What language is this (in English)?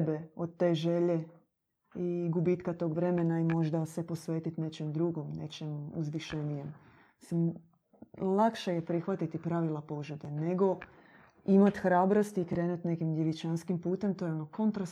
Croatian